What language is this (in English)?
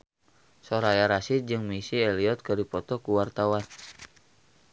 Sundanese